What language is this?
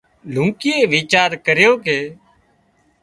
Wadiyara Koli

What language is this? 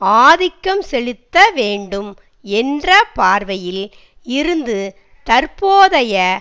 Tamil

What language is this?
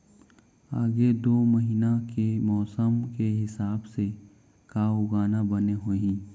Chhattisgarhi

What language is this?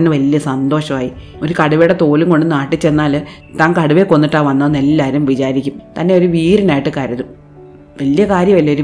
Malayalam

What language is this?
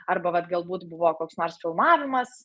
Lithuanian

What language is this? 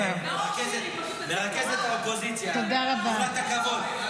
Hebrew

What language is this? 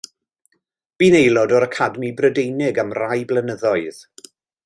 Welsh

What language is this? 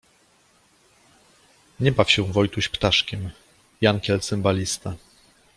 Polish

